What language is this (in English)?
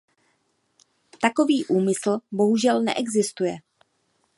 Czech